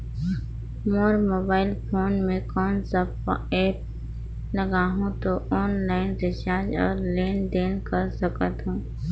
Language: Chhattisgarhi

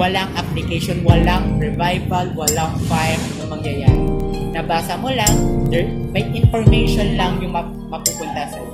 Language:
Filipino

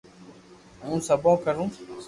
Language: Loarki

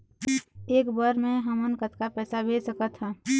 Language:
Chhattisgarhi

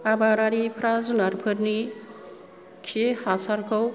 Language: Bodo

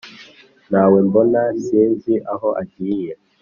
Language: Kinyarwanda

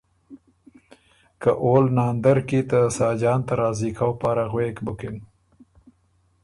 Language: Ormuri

